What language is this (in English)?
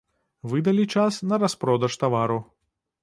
Belarusian